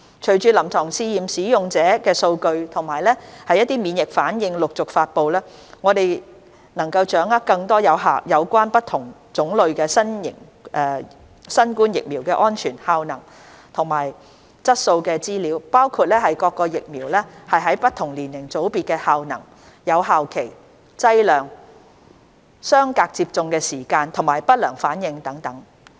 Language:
Cantonese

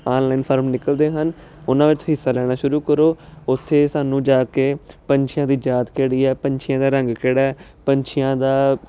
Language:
Punjabi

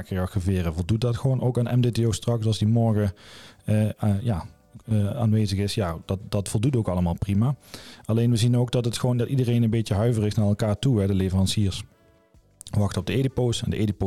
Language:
Dutch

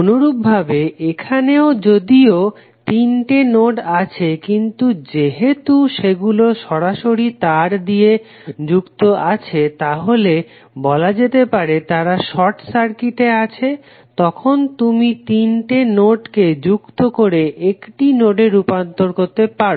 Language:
Bangla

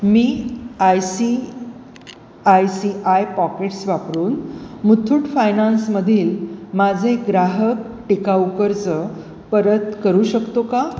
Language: Marathi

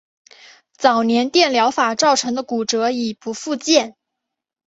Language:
Chinese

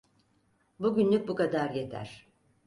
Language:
Turkish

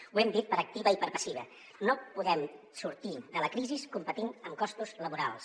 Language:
Catalan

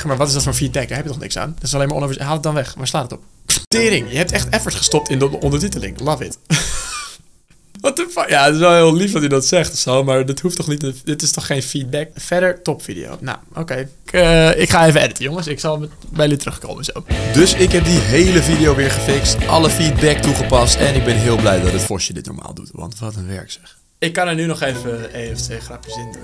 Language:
Dutch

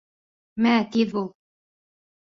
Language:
Bashkir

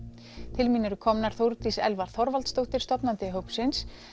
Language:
Icelandic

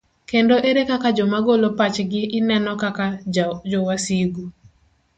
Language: Luo (Kenya and Tanzania)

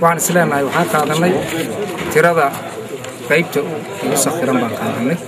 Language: Arabic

